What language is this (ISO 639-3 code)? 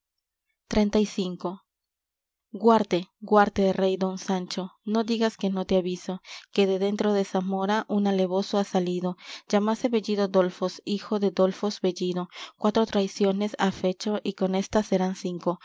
spa